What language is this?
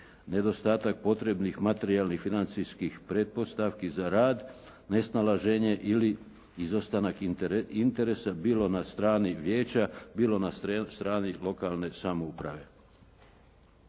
Croatian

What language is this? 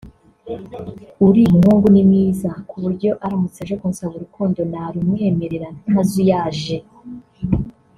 Kinyarwanda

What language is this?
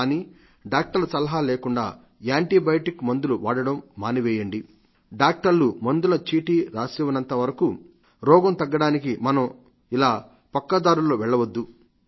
Telugu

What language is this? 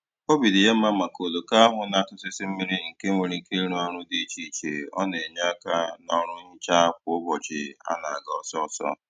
Igbo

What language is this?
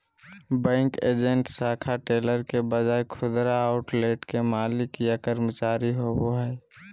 Magahi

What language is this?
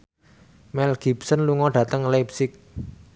Javanese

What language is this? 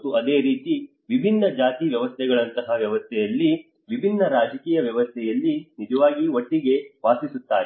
Kannada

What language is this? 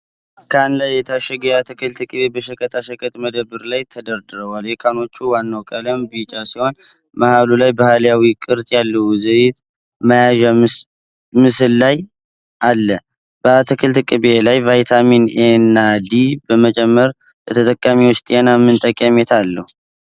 Amharic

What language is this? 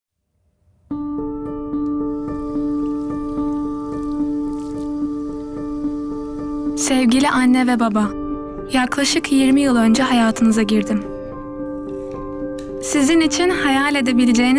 Turkish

